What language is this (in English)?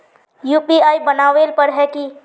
Magahi